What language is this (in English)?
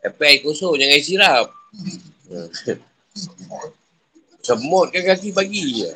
Malay